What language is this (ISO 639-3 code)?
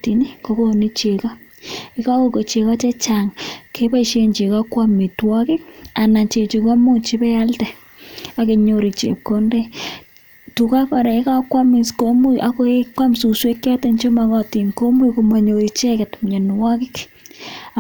kln